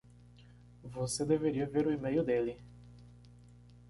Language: Portuguese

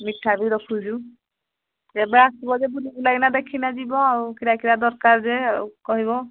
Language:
Odia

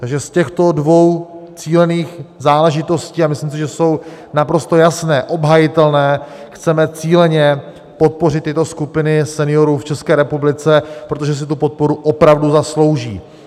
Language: Czech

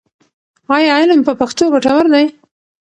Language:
Pashto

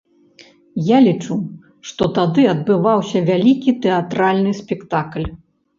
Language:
Belarusian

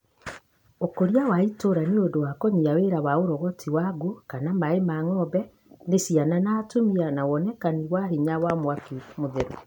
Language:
Kikuyu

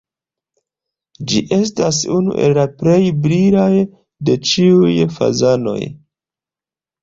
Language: Esperanto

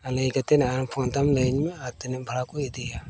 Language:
Santali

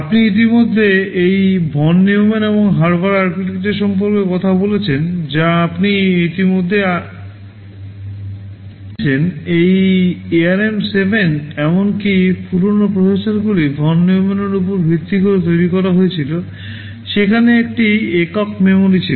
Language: Bangla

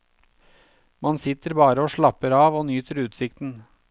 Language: Norwegian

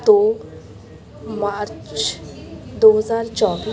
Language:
Punjabi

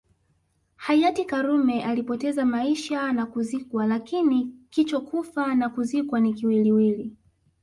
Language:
Swahili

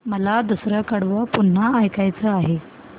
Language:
Marathi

